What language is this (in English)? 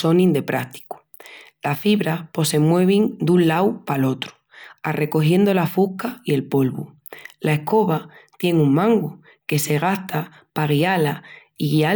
Extremaduran